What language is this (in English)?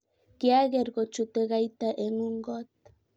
Kalenjin